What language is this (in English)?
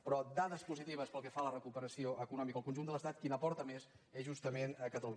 Catalan